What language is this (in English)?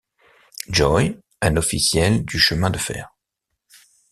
French